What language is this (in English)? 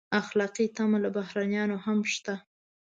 Pashto